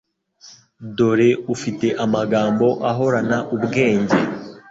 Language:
Kinyarwanda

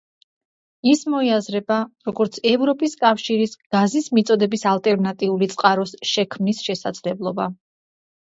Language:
Georgian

